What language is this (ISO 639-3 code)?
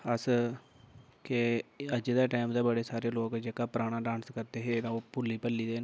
doi